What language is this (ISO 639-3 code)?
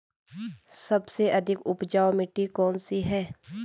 hin